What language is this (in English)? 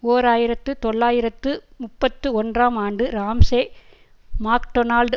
Tamil